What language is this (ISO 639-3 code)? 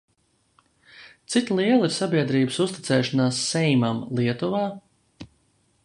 lav